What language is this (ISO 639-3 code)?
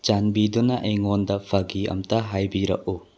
mni